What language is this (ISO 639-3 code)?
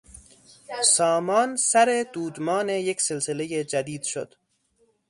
fas